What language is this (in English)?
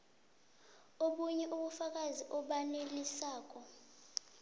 South Ndebele